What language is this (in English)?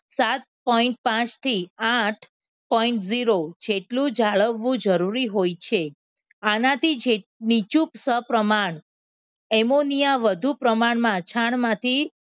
Gujarati